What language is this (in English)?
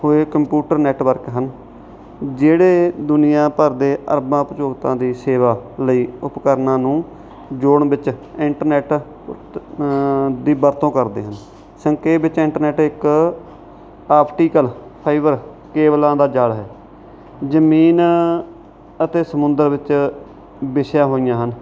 Punjabi